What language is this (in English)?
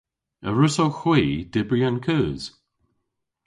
Cornish